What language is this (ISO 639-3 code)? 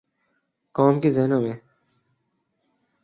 urd